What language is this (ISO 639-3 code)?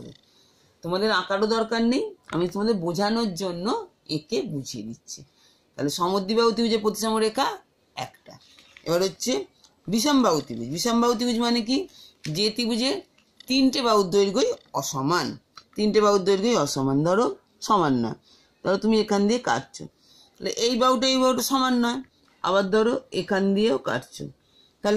hin